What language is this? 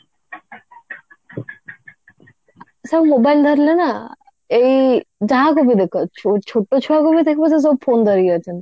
Odia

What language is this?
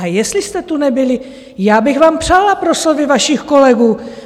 Czech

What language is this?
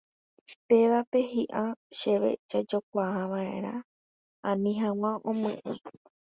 Guarani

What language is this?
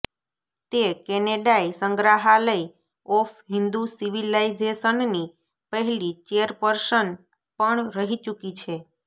Gujarati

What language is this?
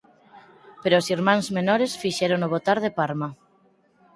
Galician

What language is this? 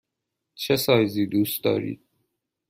Persian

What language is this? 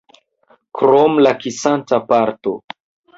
Esperanto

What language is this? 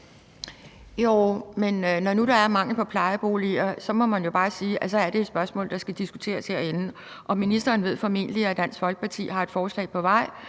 Danish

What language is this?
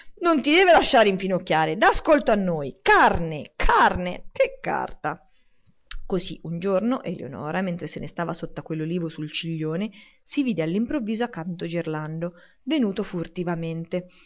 Italian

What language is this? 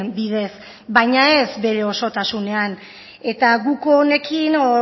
Basque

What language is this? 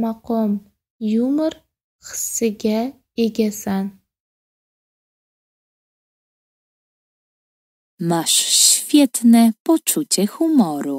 Polish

